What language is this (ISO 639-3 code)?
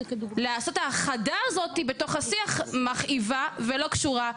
heb